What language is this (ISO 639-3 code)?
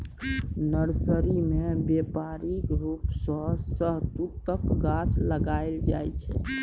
mai